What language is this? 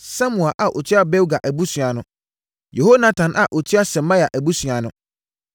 Akan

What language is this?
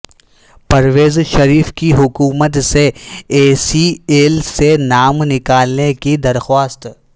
Urdu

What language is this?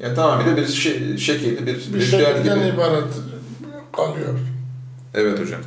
Turkish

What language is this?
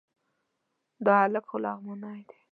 Pashto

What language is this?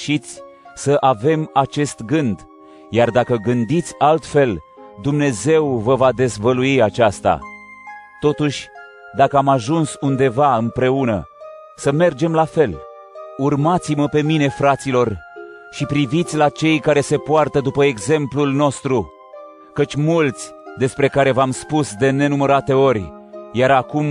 Romanian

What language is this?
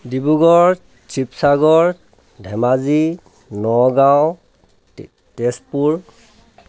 Assamese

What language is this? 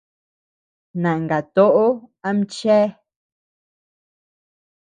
Tepeuxila Cuicatec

